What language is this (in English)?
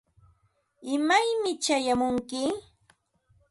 Ambo-Pasco Quechua